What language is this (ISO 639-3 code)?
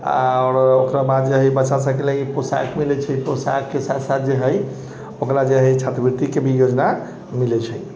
mai